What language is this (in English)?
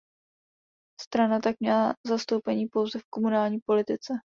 Czech